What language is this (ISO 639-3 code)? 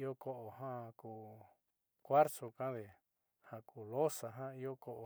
mxy